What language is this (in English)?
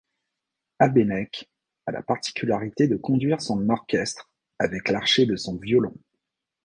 French